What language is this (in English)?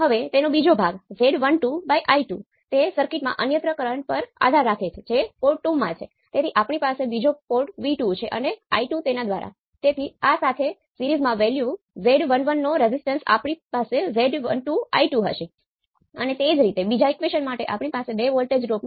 Gujarati